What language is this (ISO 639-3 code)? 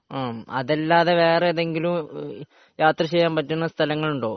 mal